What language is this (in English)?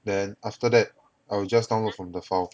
English